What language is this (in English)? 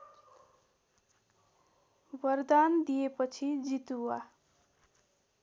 Nepali